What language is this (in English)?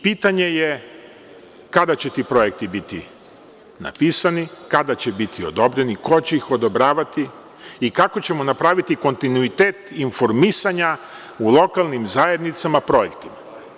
Serbian